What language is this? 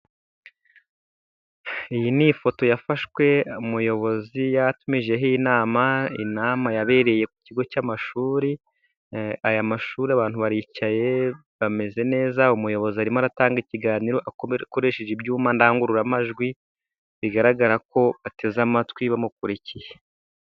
Kinyarwanda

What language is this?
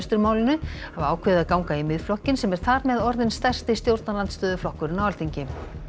Icelandic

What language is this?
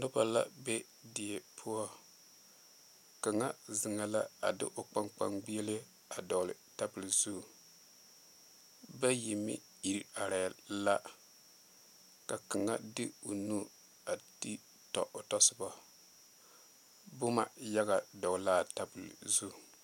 Southern Dagaare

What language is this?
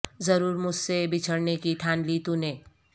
Urdu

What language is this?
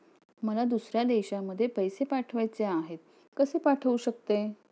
Marathi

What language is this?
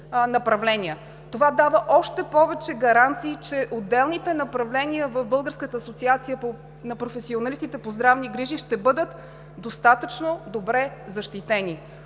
Bulgarian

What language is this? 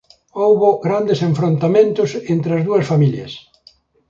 Galician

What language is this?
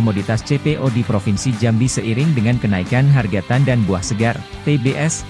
Indonesian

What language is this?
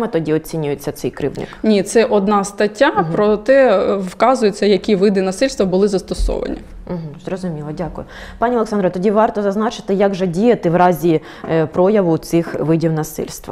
Ukrainian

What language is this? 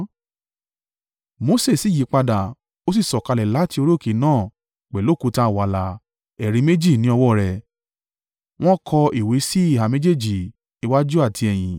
Yoruba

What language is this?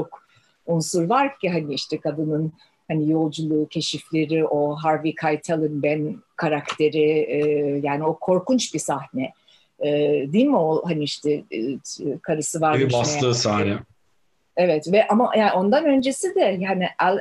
Turkish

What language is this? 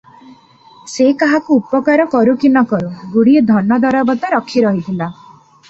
Odia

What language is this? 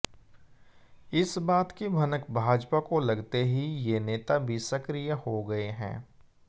Hindi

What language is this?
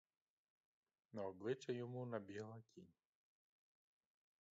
Ukrainian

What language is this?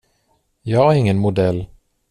Swedish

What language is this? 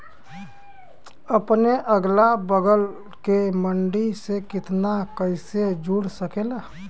Bhojpuri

